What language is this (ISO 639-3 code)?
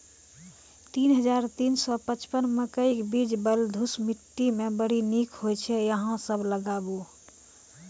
mai